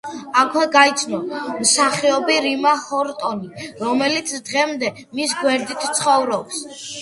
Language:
Georgian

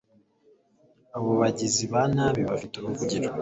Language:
Kinyarwanda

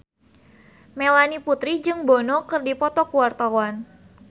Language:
Sundanese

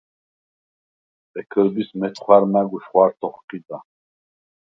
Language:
Svan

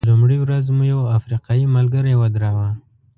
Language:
Pashto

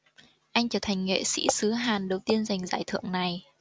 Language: Vietnamese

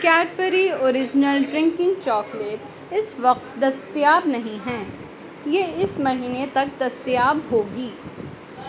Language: Urdu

